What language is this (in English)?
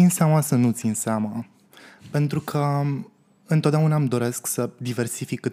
Romanian